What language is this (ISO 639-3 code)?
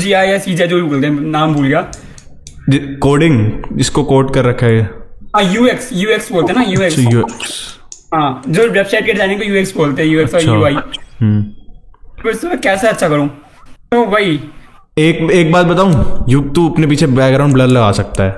hin